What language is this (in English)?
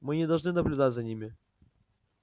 Russian